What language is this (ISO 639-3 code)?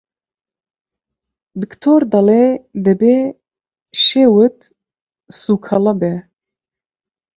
ckb